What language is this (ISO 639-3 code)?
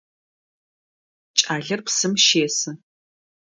ady